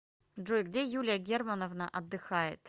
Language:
Russian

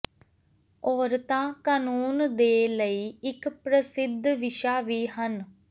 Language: Punjabi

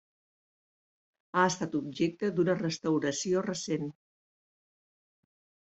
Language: Catalan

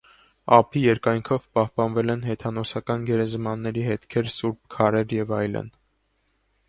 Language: Armenian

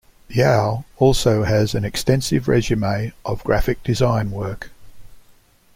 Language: English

